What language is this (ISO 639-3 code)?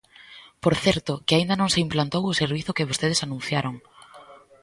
glg